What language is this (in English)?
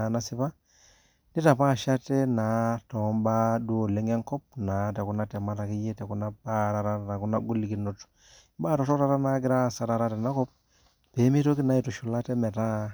Masai